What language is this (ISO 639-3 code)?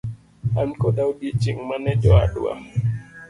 luo